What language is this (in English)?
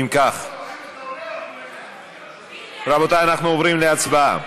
Hebrew